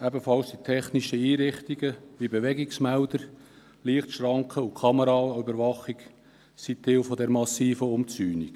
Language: Swiss German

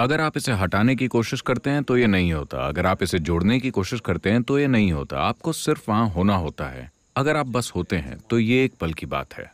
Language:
Hindi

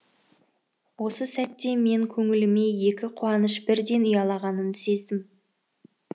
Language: Kazakh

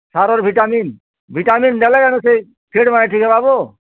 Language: Odia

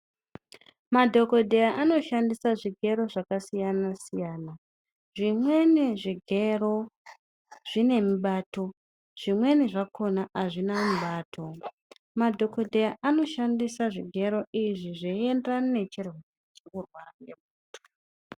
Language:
Ndau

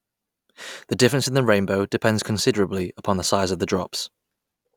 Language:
English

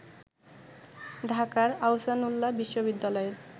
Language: Bangla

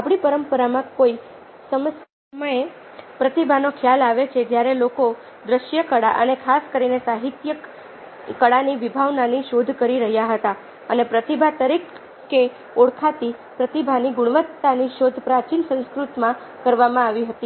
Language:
Gujarati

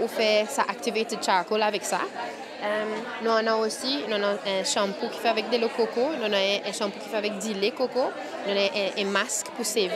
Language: French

